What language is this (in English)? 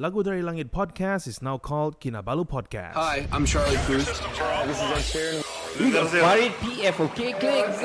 Malay